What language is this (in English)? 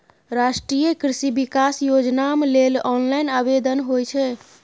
Maithili